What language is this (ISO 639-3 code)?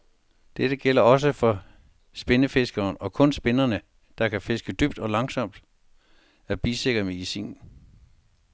dan